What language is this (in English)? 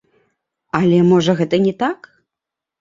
Belarusian